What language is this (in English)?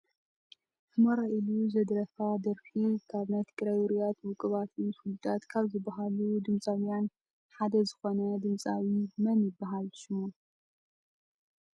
Tigrinya